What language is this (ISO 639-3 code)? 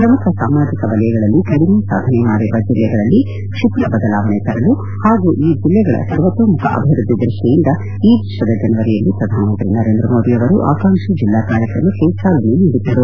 kan